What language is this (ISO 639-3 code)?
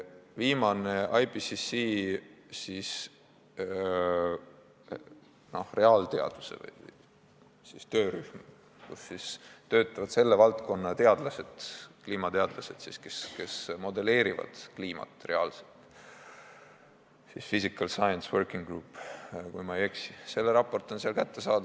est